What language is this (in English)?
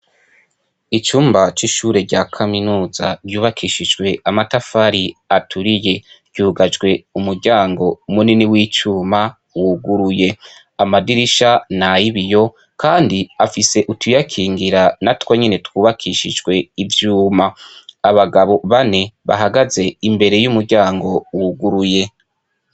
Rundi